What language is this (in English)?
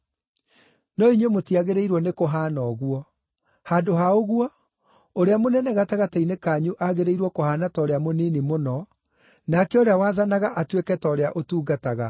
Kikuyu